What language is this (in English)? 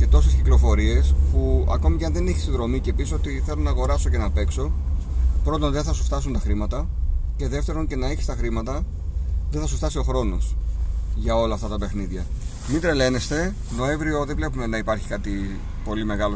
Greek